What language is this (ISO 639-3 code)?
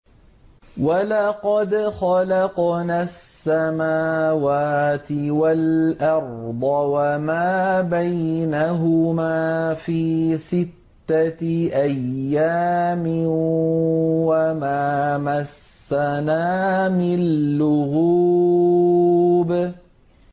ara